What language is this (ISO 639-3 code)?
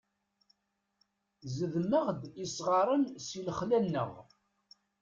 kab